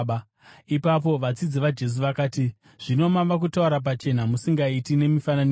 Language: Shona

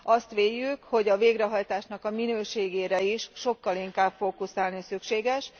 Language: Hungarian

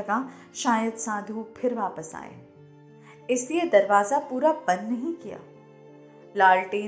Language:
Hindi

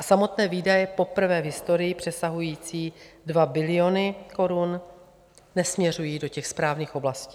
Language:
Czech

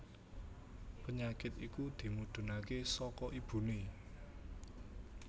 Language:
Javanese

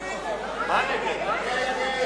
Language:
Hebrew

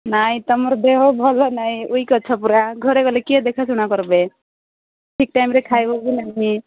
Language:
Odia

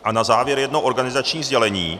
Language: Czech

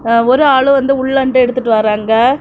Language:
Tamil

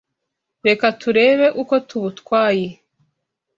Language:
Kinyarwanda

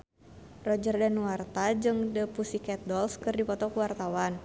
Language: Sundanese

